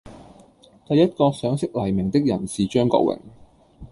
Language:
Cantonese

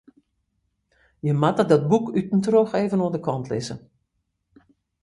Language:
Western Frisian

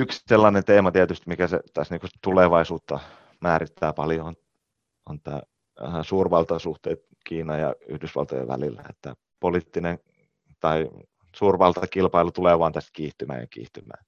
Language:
Finnish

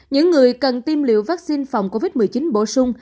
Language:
Vietnamese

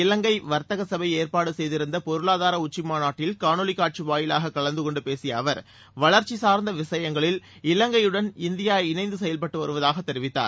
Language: Tamil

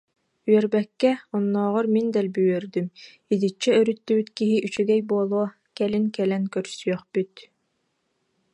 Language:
Yakut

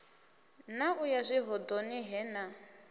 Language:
Venda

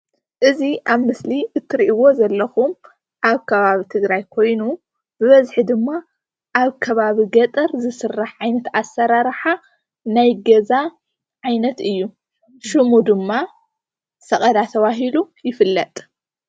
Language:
Tigrinya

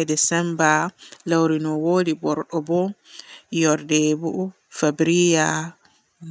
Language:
Borgu Fulfulde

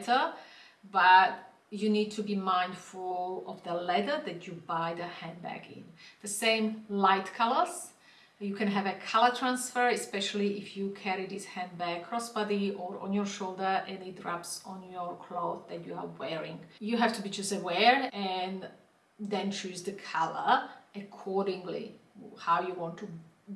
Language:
English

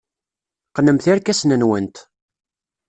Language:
Kabyle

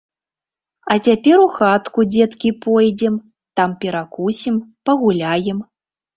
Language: Belarusian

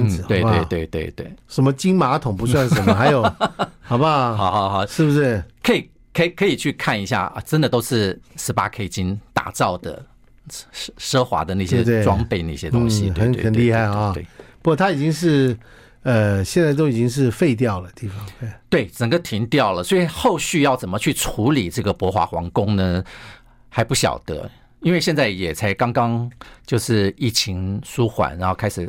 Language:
Chinese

